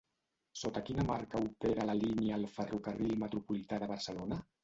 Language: Catalan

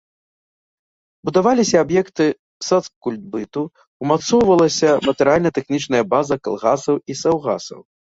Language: Belarusian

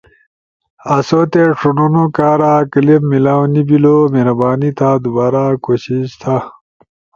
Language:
Ushojo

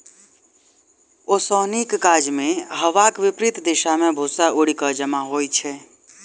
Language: Maithili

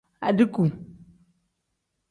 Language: Tem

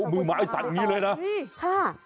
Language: Thai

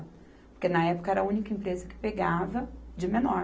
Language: Portuguese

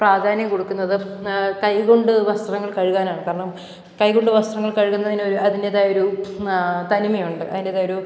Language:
Malayalam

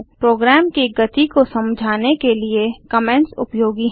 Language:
Hindi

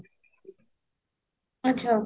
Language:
Odia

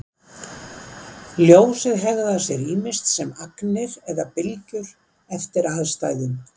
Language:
Icelandic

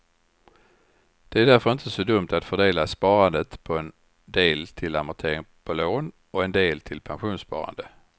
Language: Swedish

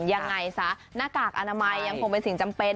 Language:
Thai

